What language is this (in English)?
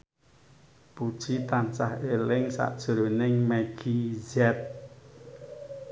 Javanese